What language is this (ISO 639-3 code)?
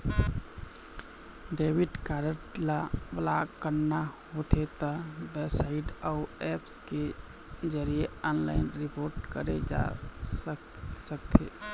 hne